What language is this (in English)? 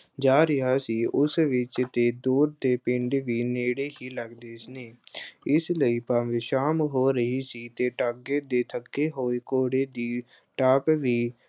Punjabi